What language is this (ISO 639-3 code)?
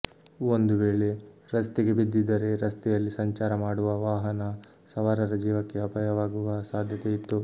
kan